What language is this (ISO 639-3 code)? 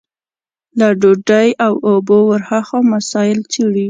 pus